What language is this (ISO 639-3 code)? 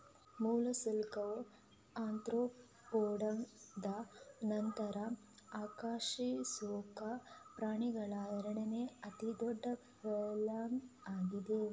kan